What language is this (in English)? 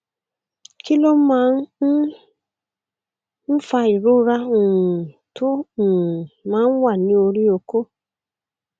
Yoruba